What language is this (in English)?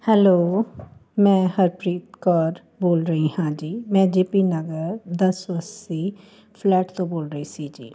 Punjabi